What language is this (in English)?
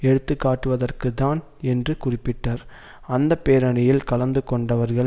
Tamil